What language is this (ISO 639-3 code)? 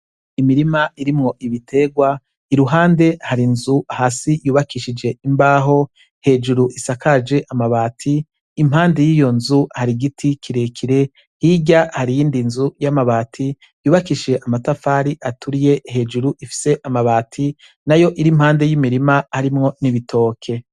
run